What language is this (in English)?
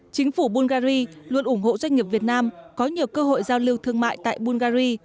Vietnamese